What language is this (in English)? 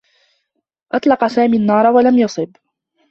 Arabic